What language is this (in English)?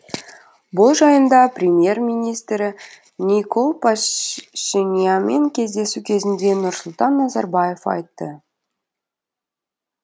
Kazakh